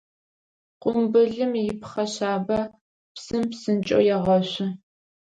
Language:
Adyghe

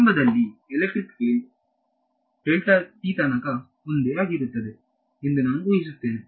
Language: Kannada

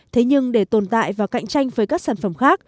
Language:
Vietnamese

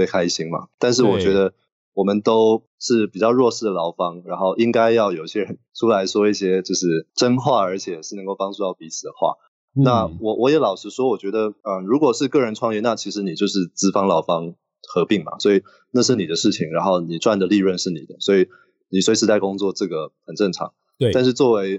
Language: Chinese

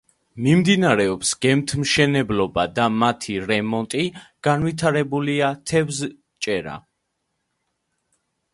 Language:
Georgian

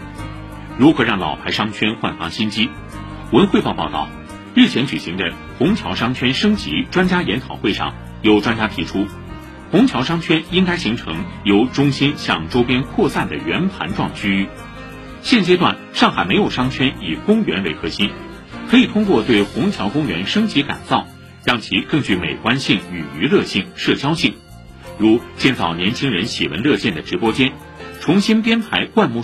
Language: Chinese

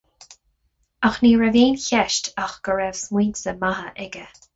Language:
Irish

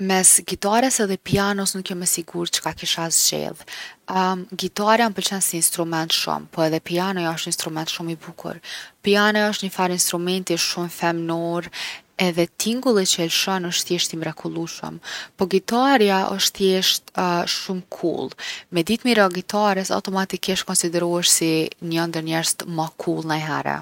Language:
Gheg Albanian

